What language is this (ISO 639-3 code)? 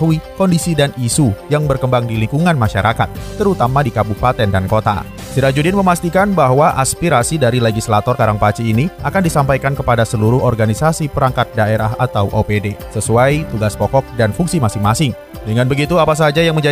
ind